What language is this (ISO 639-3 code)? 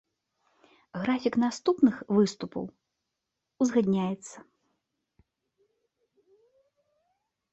bel